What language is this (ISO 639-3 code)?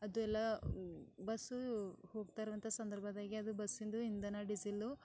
kan